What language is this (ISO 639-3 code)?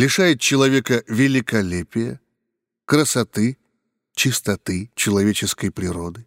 rus